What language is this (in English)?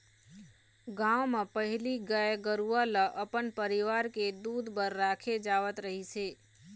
Chhattisgarhi